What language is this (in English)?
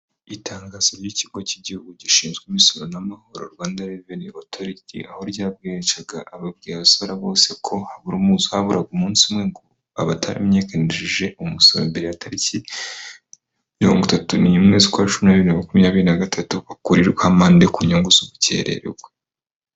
Kinyarwanda